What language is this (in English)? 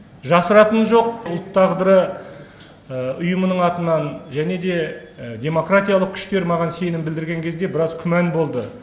Kazakh